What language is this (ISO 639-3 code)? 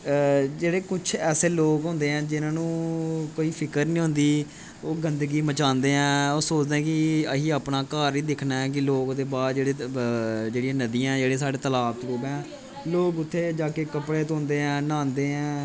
doi